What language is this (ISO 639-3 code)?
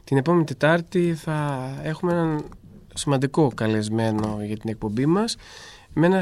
ell